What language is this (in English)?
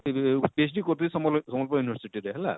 Odia